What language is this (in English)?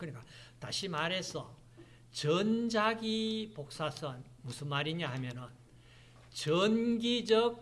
Korean